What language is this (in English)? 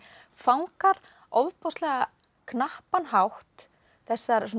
Icelandic